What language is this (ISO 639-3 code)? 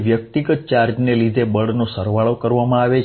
guj